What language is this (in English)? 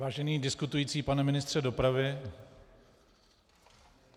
Czech